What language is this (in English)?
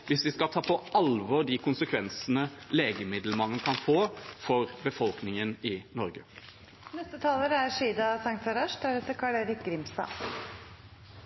Norwegian Bokmål